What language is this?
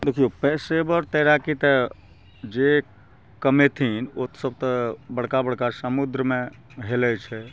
Maithili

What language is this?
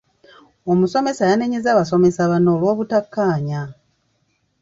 Ganda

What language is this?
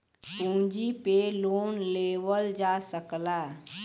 Bhojpuri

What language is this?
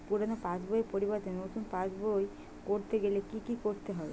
Bangla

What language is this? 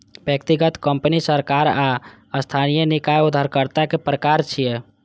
Maithili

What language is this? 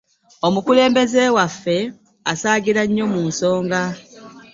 Ganda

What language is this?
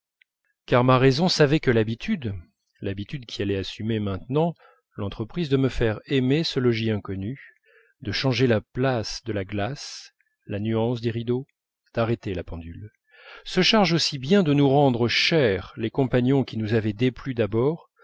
French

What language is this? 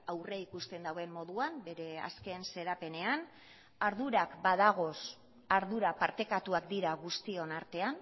Basque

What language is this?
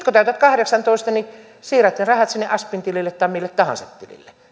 Finnish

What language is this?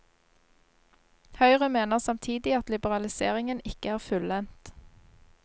Norwegian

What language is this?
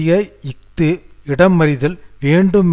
Tamil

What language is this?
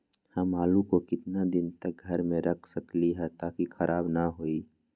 Magahi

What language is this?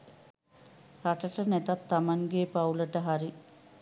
Sinhala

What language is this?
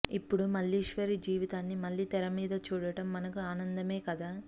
Telugu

